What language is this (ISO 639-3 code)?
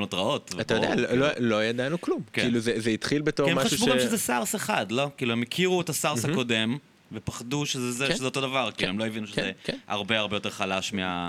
heb